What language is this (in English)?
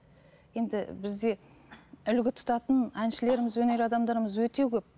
Kazakh